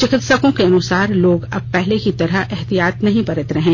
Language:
Hindi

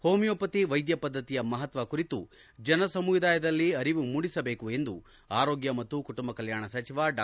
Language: Kannada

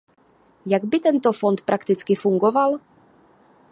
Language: Czech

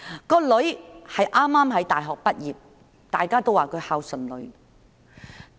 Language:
Cantonese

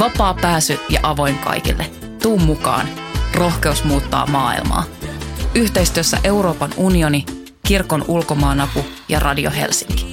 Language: Finnish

